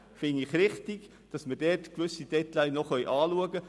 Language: Swiss German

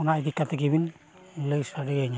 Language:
Santali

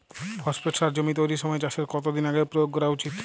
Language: Bangla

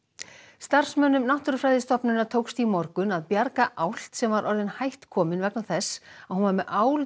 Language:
Icelandic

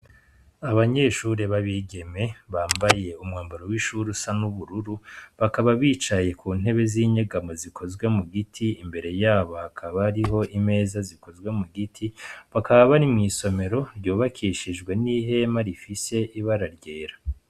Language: Rundi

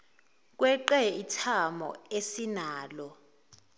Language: Zulu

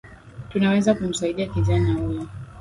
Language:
Swahili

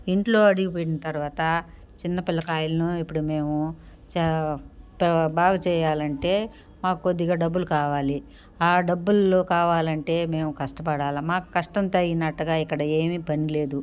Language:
Telugu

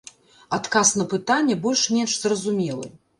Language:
Belarusian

